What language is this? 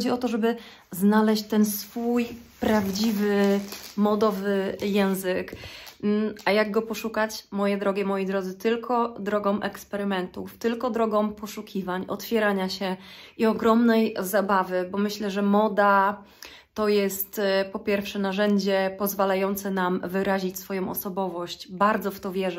Polish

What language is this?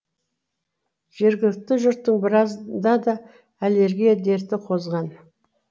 Kazakh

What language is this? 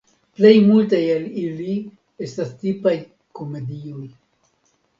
Esperanto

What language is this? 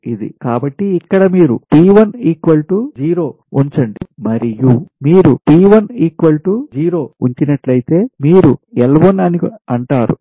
Telugu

